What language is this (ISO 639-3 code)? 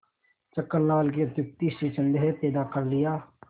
hin